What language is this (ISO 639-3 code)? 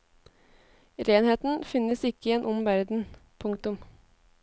nor